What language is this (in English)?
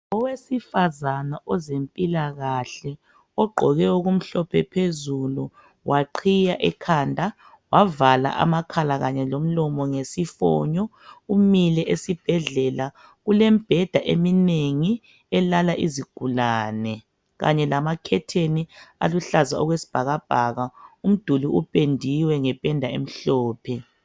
North Ndebele